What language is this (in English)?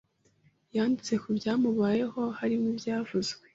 Kinyarwanda